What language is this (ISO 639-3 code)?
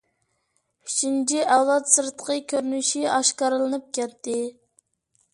uig